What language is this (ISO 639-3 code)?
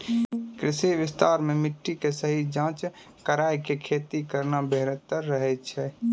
mai